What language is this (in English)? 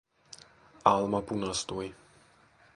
Finnish